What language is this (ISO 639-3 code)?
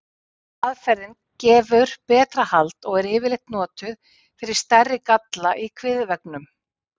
isl